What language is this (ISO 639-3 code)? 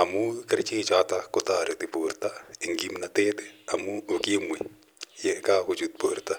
kln